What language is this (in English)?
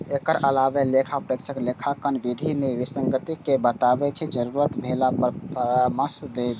Maithili